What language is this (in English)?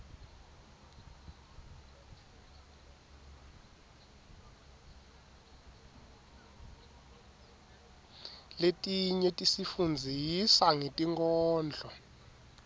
Swati